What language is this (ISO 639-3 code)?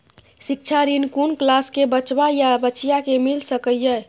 mai